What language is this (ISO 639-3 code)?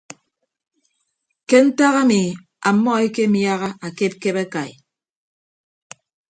ibb